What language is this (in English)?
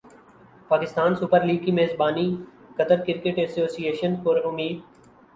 Urdu